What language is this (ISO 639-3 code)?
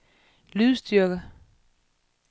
dan